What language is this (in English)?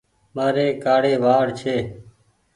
Goaria